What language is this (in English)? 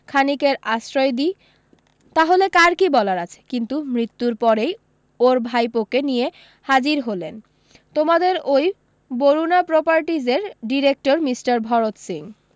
Bangla